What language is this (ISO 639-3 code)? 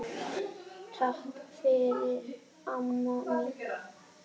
isl